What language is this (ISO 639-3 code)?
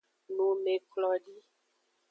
ajg